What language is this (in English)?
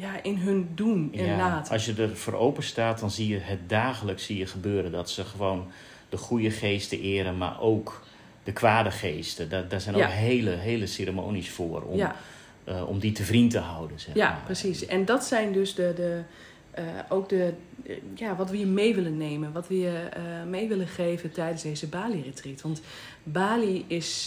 Dutch